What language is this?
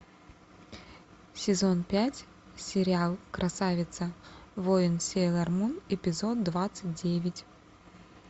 Russian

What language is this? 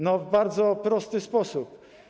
Polish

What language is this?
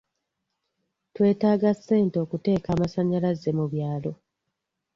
Ganda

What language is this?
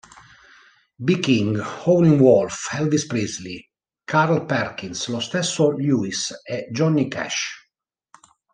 Italian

